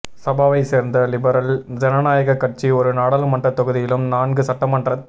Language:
Tamil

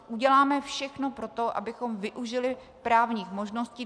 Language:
Czech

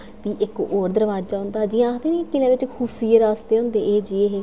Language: Dogri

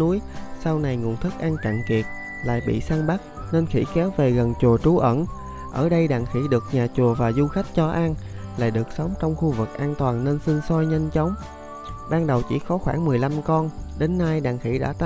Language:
Vietnamese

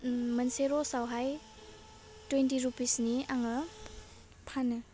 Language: Bodo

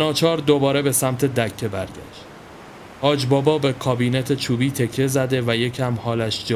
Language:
Persian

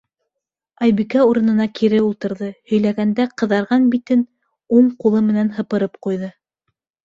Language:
Bashkir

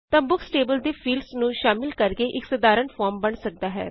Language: Punjabi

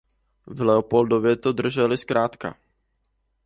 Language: Czech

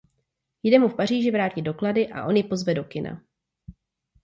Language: Czech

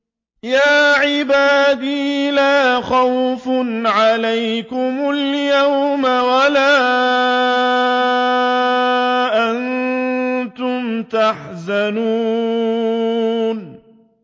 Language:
Arabic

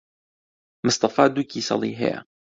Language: Central Kurdish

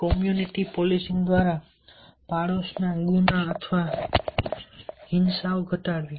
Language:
Gujarati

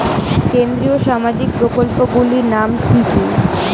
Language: Bangla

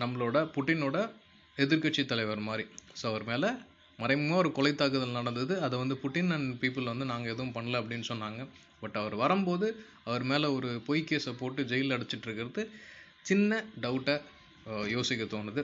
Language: Tamil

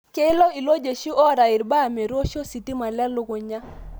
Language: Masai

